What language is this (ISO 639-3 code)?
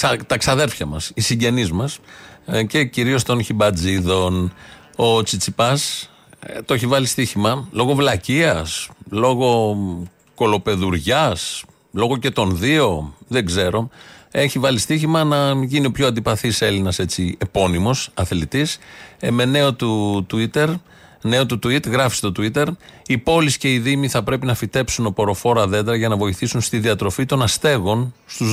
ell